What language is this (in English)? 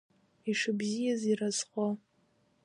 Abkhazian